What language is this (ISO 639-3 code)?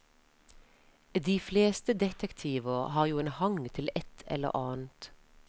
nor